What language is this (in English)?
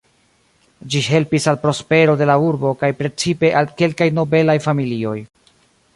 Esperanto